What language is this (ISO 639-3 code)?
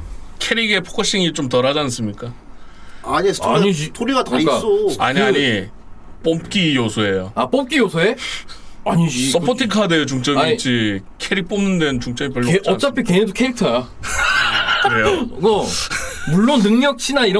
kor